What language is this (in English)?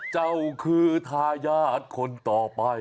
Thai